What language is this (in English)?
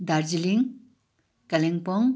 Nepali